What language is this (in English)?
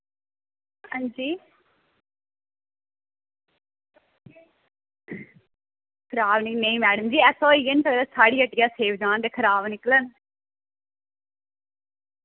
Dogri